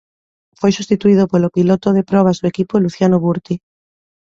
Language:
Galician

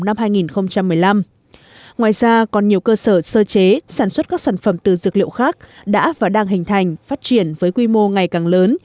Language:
Vietnamese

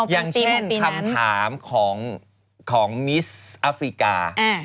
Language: Thai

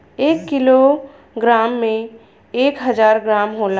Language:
Bhojpuri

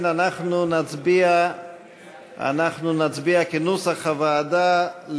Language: Hebrew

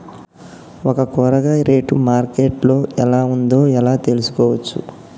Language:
Telugu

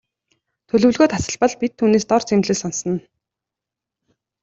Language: Mongolian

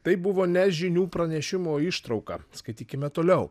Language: Lithuanian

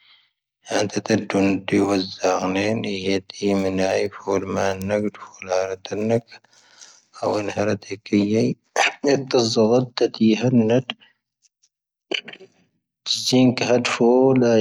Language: Tahaggart Tamahaq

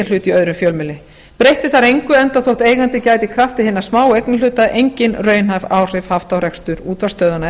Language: Icelandic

